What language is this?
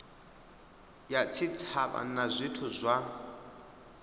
Venda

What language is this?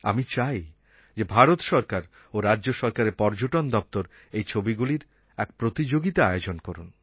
Bangla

